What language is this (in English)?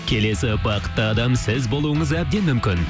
Kazakh